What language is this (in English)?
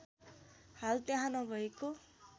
Nepali